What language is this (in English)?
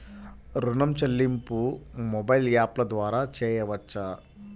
Telugu